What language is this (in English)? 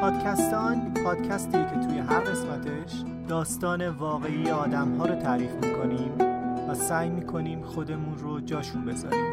Persian